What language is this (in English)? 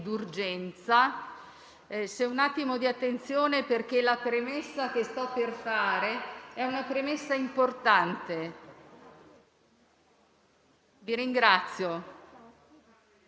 Italian